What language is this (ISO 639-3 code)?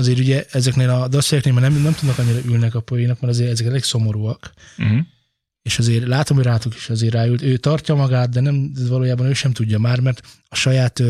hun